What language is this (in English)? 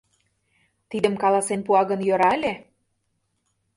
Mari